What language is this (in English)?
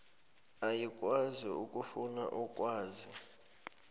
South Ndebele